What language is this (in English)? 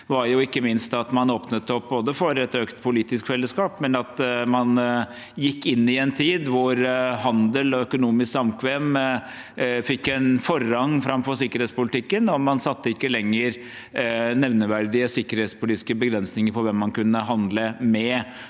Norwegian